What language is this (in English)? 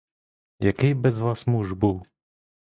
Ukrainian